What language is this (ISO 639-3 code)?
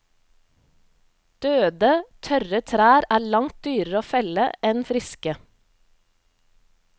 nor